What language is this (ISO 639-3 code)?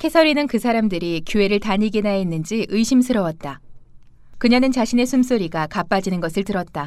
kor